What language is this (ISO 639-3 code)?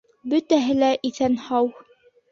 bak